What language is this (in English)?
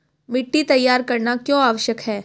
Hindi